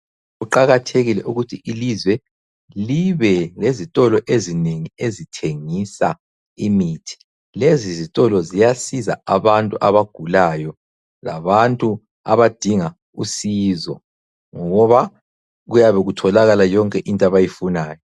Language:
North Ndebele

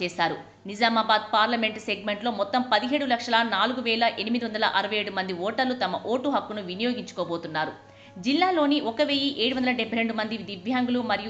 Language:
Telugu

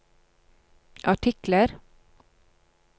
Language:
Norwegian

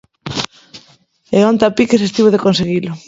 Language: Galician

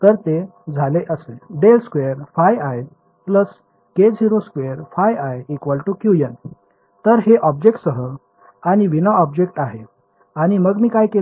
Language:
Marathi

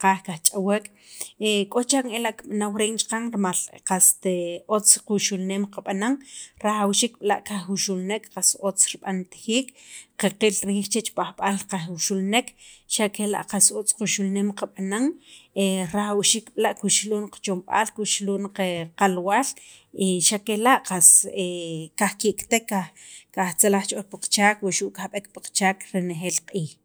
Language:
Sacapulteco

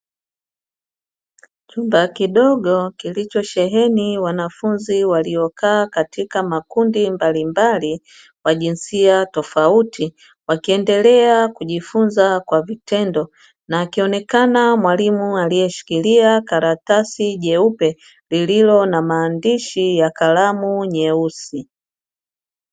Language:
Swahili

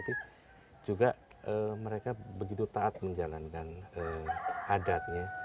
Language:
Indonesian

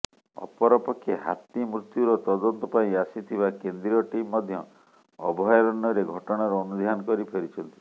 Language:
Odia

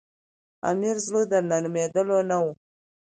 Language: Pashto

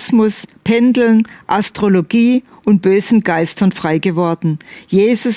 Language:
German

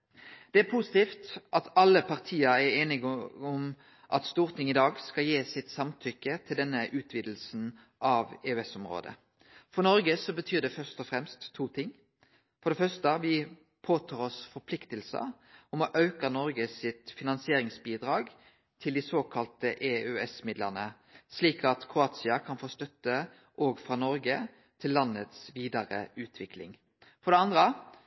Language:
Norwegian Nynorsk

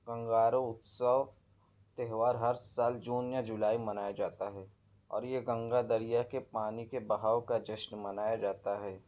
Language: Urdu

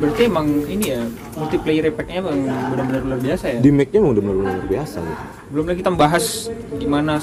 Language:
Indonesian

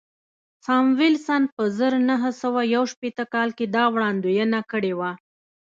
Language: Pashto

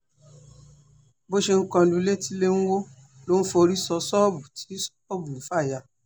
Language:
Yoruba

